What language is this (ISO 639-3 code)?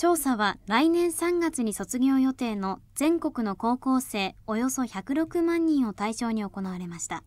jpn